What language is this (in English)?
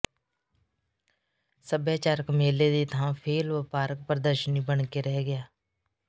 Punjabi